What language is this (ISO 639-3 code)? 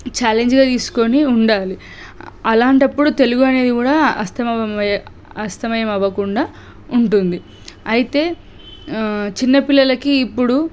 tel